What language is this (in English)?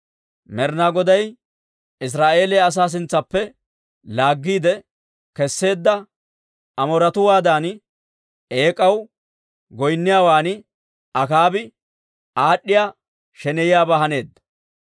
Dawro